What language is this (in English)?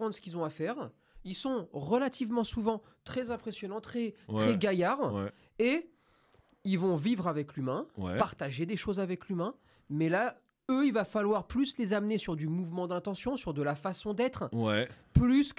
French